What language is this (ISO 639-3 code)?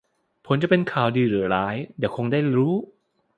tha